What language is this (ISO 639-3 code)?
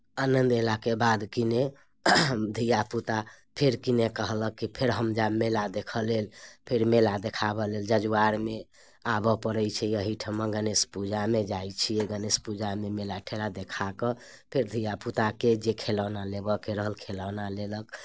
mai